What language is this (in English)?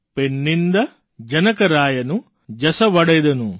Gujarati